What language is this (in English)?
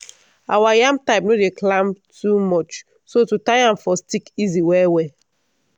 Nigerian Pidgin